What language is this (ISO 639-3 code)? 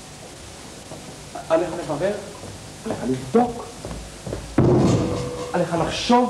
heb